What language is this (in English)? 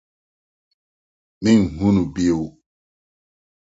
Akan